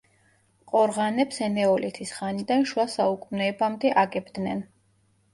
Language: Georgian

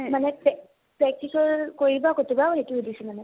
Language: Assamese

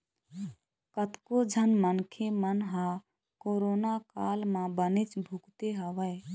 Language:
Chhattisgarhi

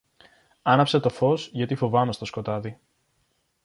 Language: Greek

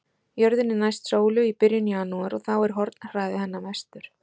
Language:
Icelandic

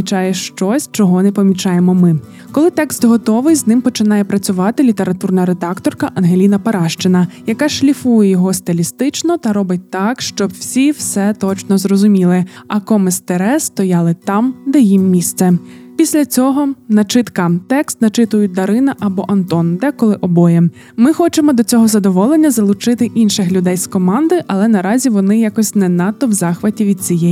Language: Ukrainian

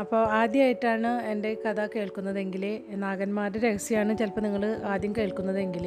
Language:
Malayalam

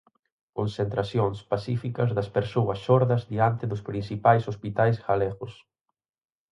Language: Galician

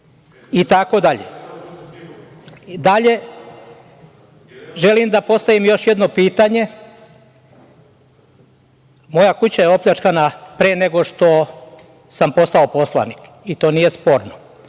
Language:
Serbian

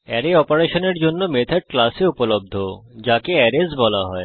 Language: Bangla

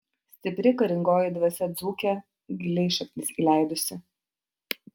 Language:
Lithuanian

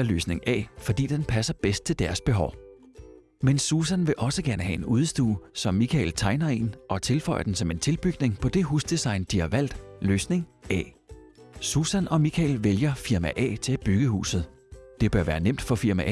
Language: Danish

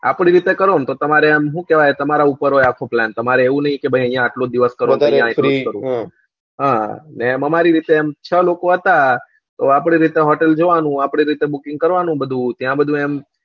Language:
Gujarati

